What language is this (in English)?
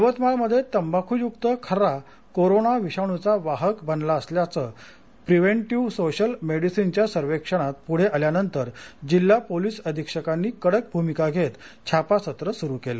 Marathi